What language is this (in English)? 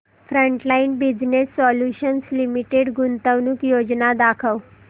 Marathi